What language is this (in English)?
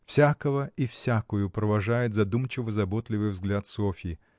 Russian